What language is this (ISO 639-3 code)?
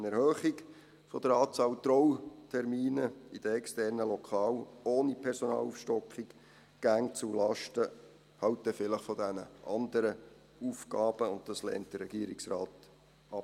gsw